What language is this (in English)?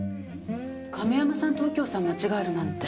Japanese